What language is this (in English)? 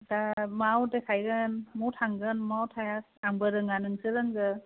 Bodo